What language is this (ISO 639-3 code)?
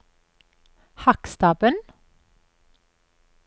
nor